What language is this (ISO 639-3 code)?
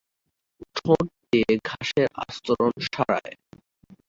ben